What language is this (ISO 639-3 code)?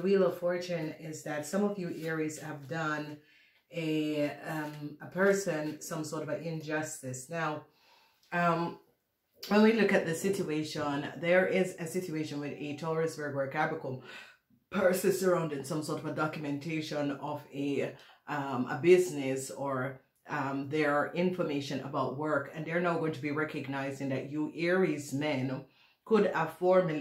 eng